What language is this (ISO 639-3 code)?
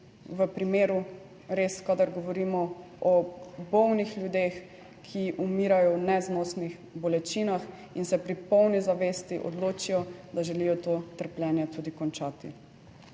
slv